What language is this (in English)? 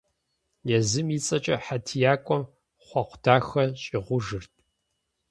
Kabardian